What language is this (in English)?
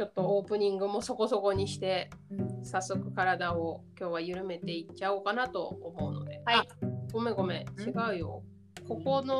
Japanese